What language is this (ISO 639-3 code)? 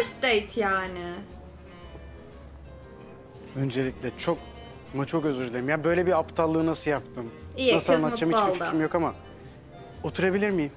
tur